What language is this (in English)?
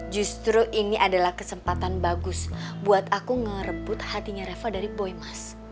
Indonesian